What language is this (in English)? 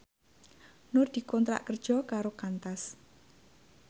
Javanese